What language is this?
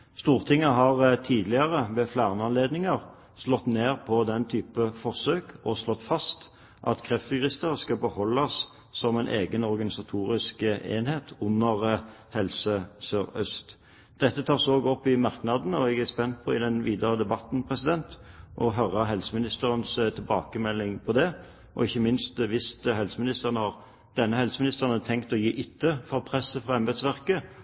Norwegian Bokmål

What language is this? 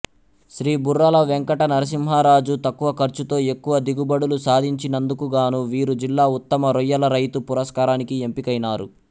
Telugu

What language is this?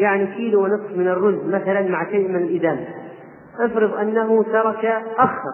Arabic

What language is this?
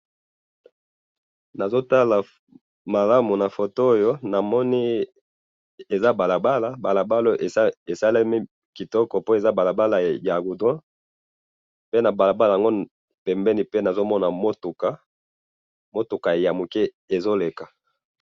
Lingala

